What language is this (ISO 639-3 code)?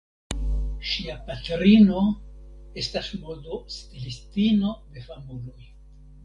epo